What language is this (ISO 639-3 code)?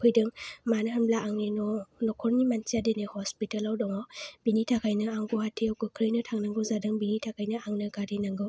brx